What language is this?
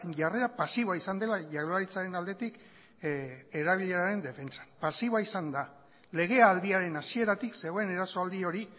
Basque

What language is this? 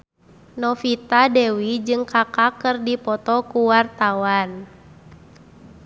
Sundanese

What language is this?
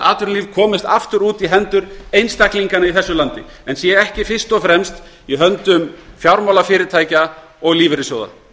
Icelandic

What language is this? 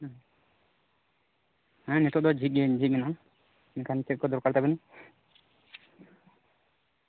Santali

